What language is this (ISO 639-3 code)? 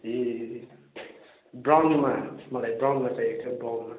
nep